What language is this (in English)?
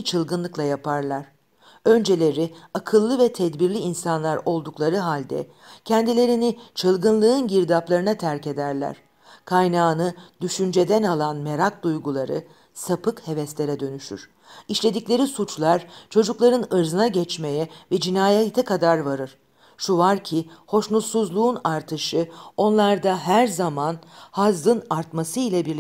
Turkish